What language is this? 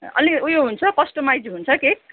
Nepali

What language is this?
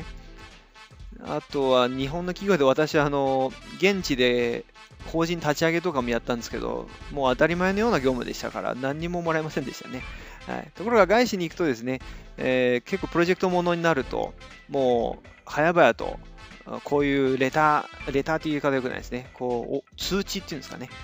Japanese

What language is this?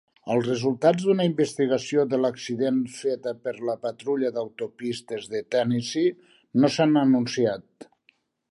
Catalan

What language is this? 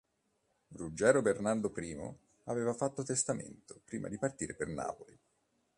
Italian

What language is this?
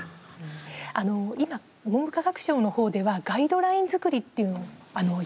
Japanese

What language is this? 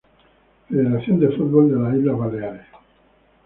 Spanish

